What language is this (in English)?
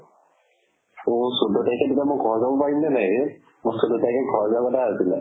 Assamese